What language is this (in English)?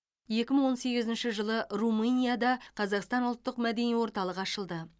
Kazakh